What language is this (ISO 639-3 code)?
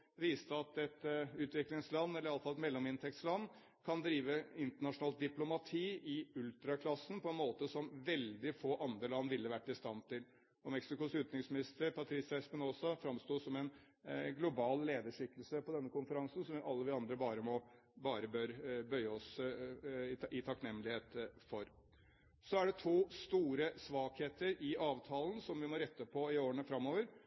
nob